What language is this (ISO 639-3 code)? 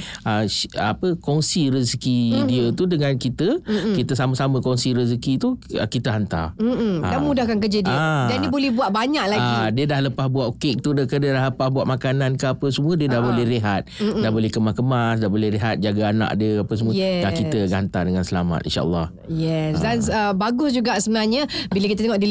msa